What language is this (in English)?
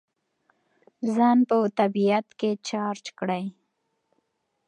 Pashto